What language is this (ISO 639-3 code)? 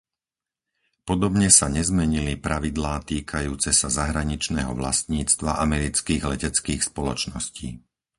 slk